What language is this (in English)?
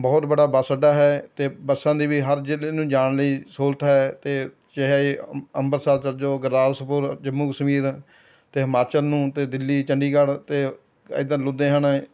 Punjabi